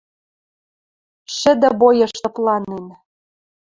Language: Western Mari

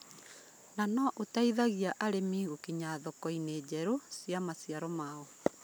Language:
Kikuyu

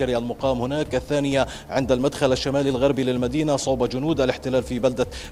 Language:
Arabic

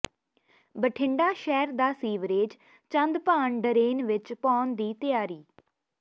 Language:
Punjabi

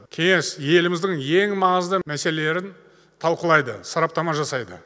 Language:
Kazakh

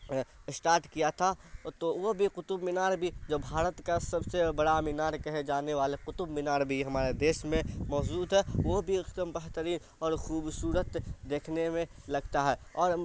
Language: Urdu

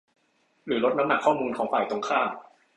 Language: Thai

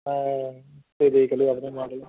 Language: Punjabi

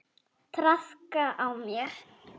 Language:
Icelandic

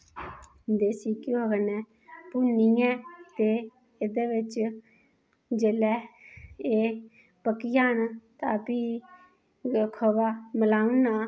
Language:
Dogri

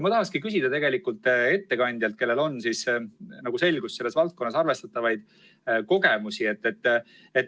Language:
Estonian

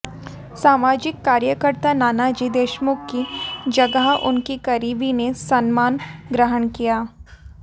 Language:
Hindi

